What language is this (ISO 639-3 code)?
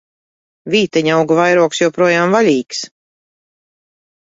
lav